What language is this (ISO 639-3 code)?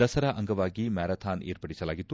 kan